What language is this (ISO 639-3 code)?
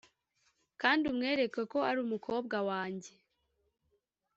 kin